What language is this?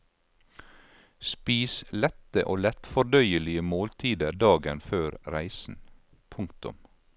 Norwegian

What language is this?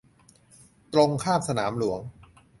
Thai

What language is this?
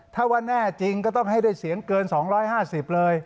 Thai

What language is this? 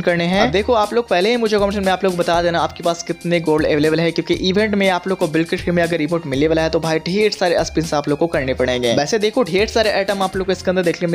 Hindi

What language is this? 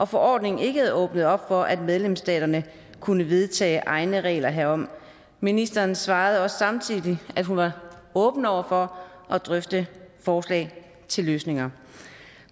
Danish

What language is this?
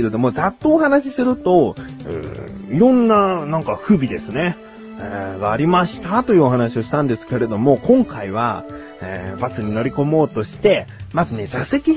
Japanese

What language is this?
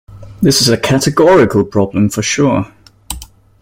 English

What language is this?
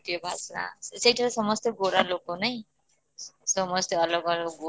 Odia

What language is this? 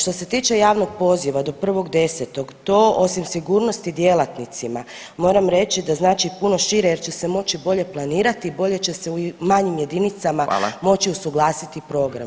Croatian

